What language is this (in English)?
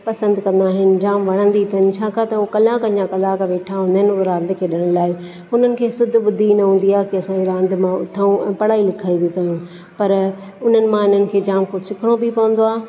Sindhi